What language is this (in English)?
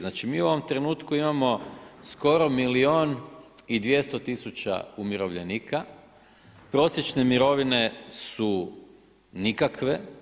Croatian